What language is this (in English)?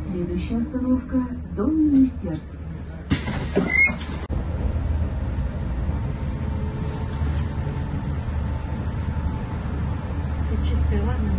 Russian